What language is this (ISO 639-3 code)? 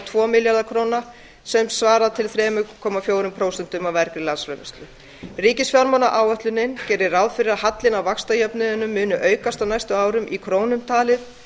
isl